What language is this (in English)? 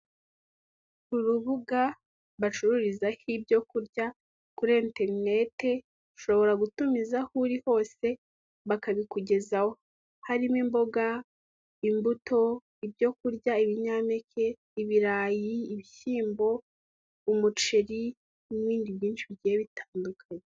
Kinyarwanda